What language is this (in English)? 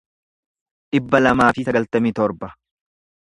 Oromo